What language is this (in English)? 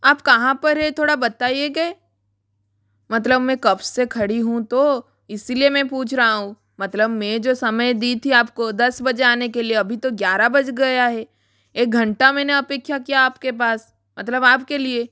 Hindi